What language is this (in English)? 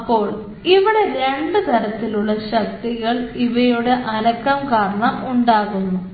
Malayalam